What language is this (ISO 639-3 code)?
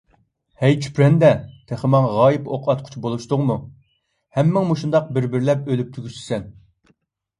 uig